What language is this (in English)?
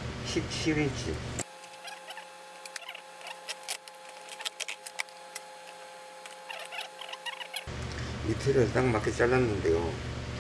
Korean